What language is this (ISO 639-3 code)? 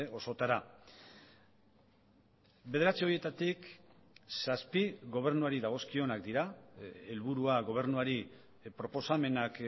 eus